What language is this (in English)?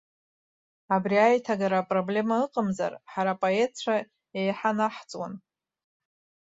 Abkhazian